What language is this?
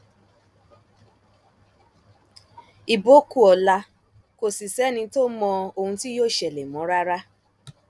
Yoruba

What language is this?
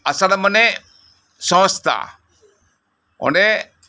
Santali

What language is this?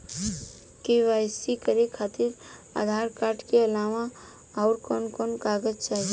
Bhojpuri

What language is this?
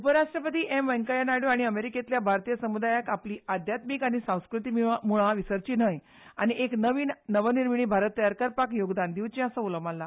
Konkani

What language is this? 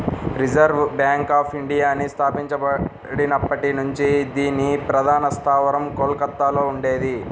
Telugu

